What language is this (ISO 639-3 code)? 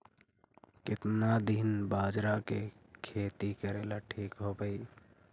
mag